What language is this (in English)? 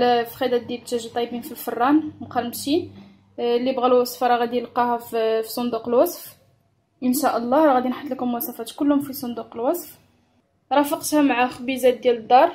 Arabic